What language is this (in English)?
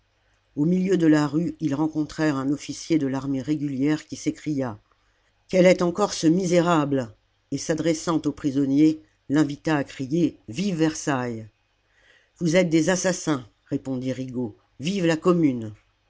French